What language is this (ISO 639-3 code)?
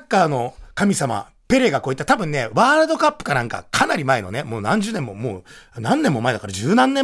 jpn